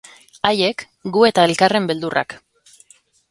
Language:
Basque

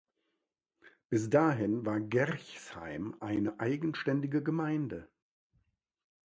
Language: German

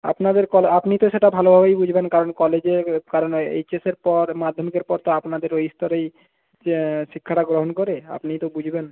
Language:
Bangla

